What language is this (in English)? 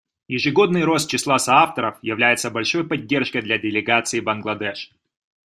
Russian